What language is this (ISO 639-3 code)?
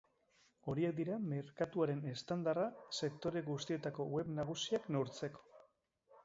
eus